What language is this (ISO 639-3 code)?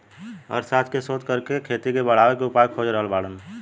bho